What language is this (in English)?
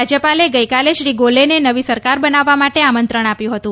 Gujarati